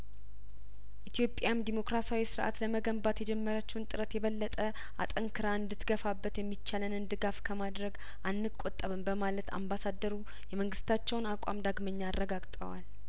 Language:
Amharic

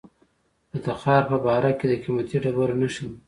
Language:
Pashto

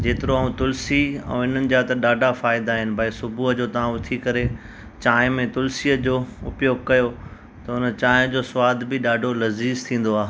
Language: Sindhi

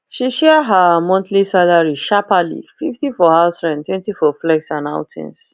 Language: Nigerian Pidgin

